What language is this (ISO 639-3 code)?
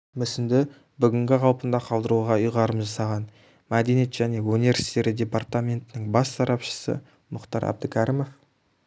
kaz